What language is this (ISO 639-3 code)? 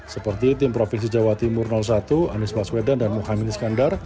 ind